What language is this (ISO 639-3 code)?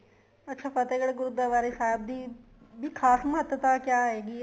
pan